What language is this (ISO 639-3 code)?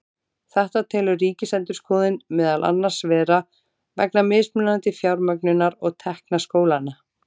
isl